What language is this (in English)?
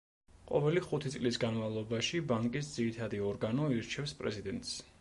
Georgian